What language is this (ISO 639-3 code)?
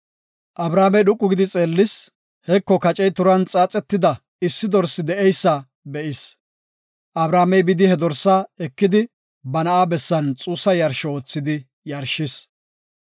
gof